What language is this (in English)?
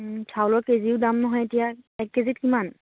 Assamese